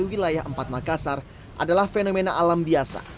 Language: Indonesian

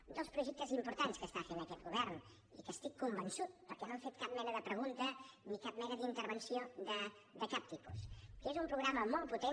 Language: Catalan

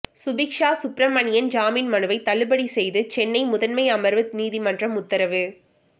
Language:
Tamil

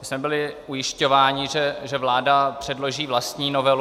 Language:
Czech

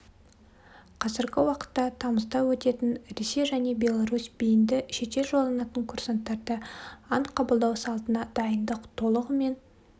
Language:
Kazakh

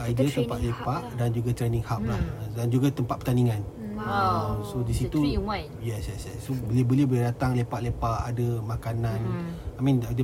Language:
Malay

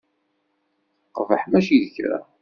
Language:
Kabyle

